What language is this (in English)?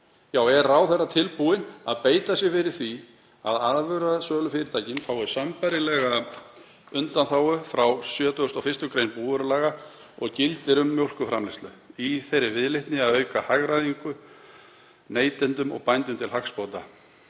Icelandic